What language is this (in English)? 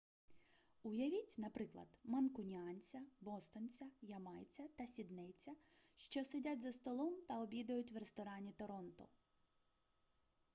Ukrainian